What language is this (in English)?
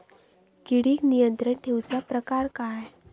Marathi